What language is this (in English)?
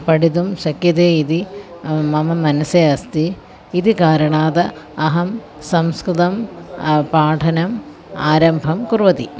Sanskrit